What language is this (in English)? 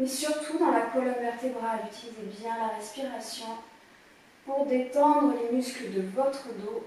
French